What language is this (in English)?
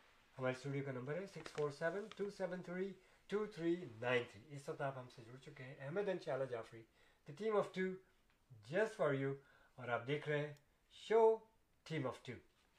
Urdu